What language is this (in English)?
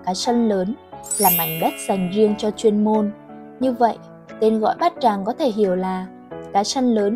Vietnamese